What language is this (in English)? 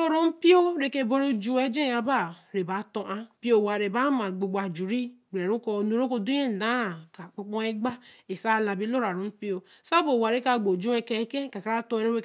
Eleme